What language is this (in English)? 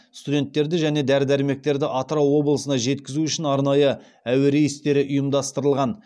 Kazakh